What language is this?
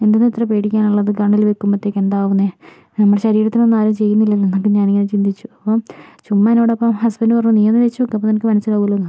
Malayalam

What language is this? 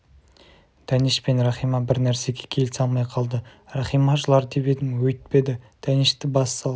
Kazakh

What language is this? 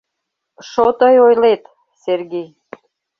Mari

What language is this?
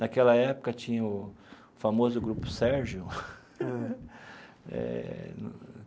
Portuguese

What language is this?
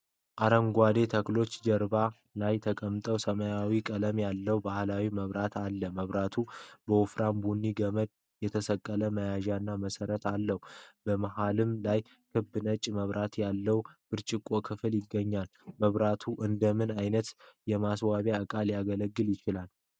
Amharic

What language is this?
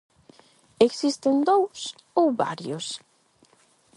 Galician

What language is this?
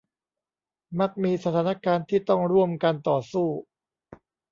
Thai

